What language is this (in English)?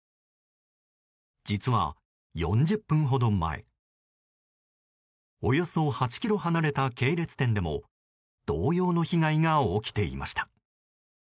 Japanese